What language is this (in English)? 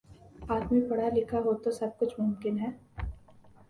Urdu